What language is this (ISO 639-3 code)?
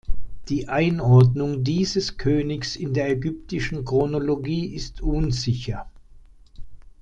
deu